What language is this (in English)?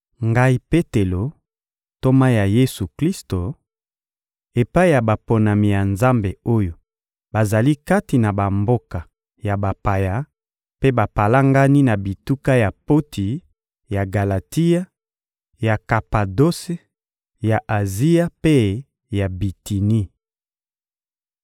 Lingala